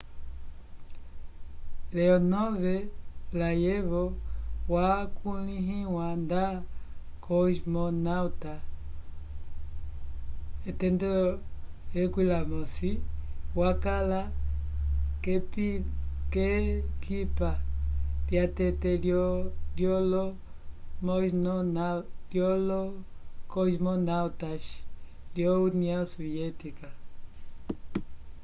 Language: Umbundu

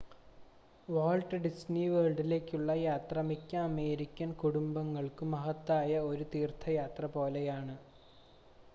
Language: Malayalam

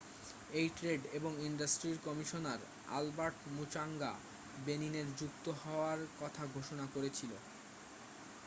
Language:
Bangla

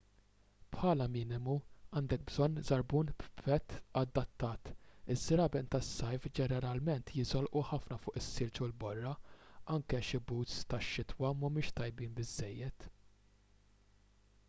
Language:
Maltese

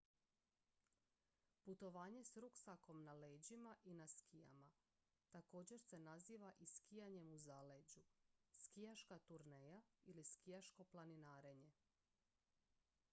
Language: Croatian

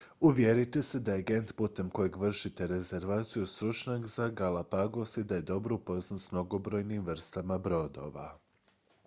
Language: Croatian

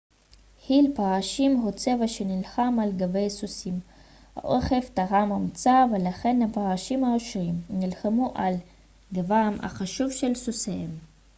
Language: Hebrew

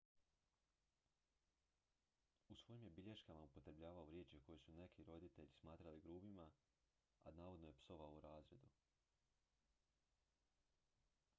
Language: Croatian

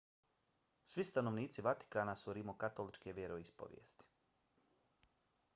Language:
Bosnian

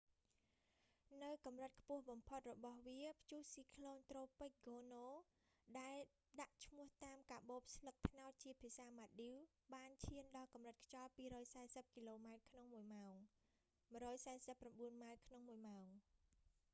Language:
Khmer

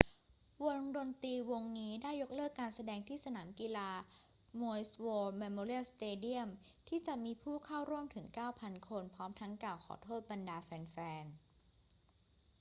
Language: Thai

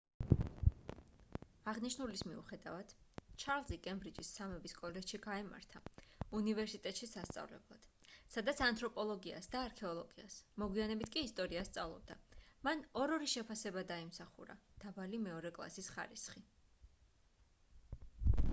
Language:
Georgian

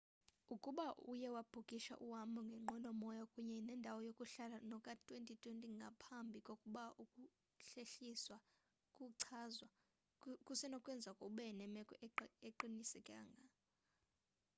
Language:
Xhosa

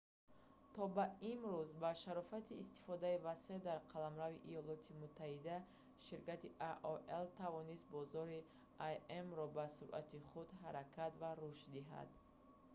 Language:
Tajik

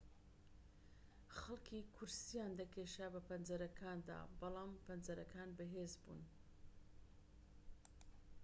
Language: Central Kurdish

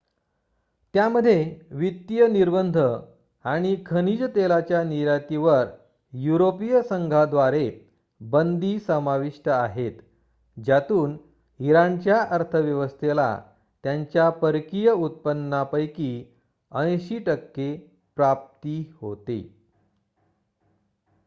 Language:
Marathi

